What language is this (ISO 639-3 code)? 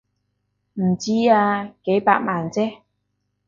yue